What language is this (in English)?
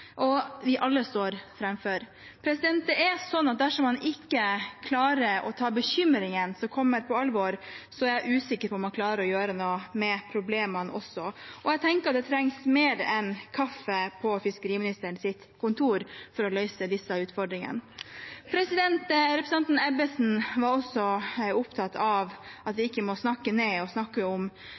Norwegian Bokmål